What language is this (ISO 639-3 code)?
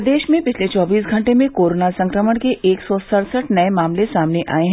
hin